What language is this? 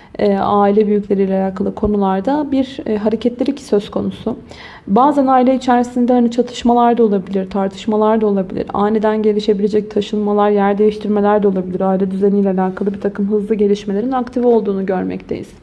Turkish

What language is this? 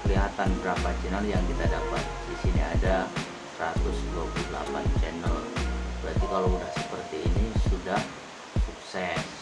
Indonesian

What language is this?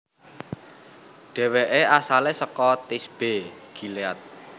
Javanese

